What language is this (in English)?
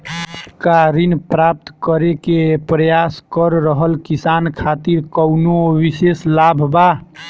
Bhojpuri